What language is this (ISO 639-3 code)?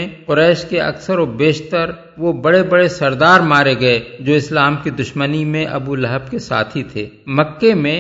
urd